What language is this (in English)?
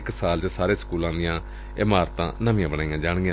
Punjabi